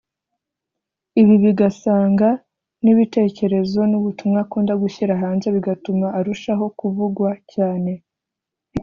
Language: Kinyarwanda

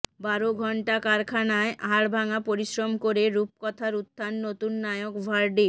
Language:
Bangla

